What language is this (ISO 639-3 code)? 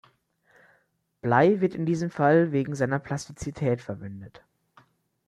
deu